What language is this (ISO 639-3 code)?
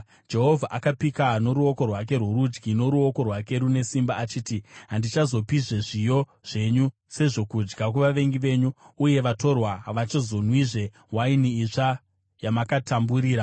sna